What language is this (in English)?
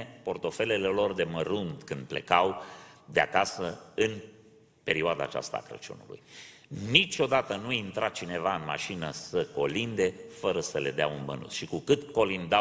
Romanian